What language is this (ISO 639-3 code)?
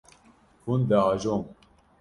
kur